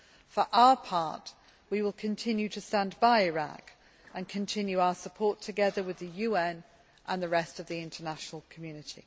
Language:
English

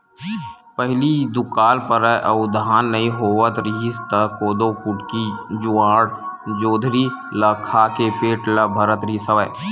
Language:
Chhattisgarhi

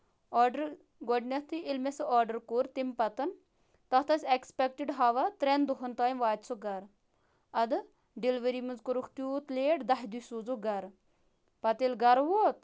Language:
Kashmiri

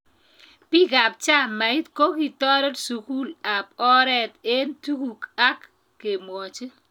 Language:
Kalenjin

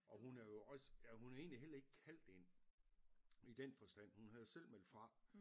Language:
Danish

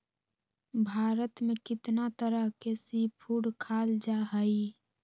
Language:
Magahi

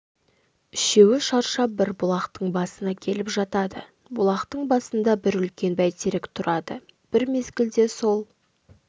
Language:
Kazakh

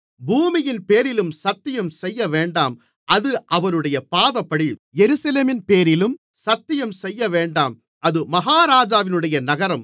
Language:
Tamil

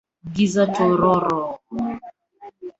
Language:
Swahili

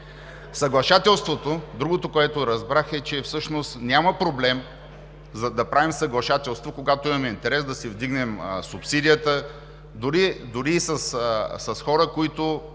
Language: Bulgarian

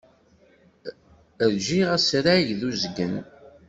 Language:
Kabyle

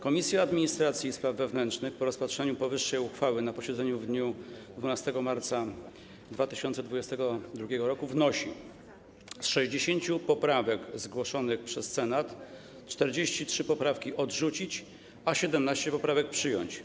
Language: Polish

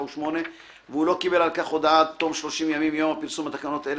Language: Hebrew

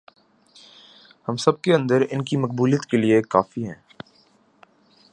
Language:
Urdu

